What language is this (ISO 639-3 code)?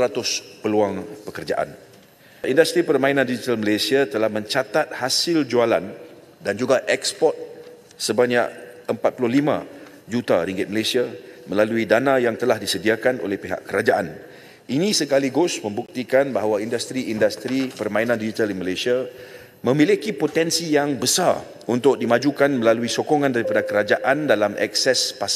msa